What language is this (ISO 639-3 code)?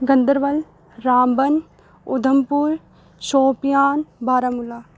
doi